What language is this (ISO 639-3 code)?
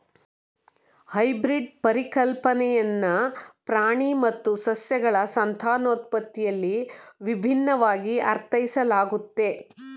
kan